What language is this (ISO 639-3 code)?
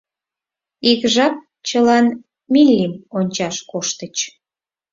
chm